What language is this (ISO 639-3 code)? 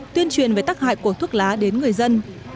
vie